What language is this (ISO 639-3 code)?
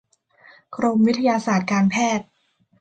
tha